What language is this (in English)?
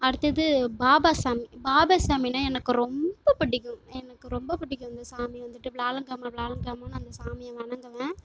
Tamil